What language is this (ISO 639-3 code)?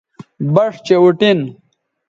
btv